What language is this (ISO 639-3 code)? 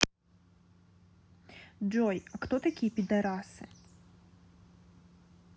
rus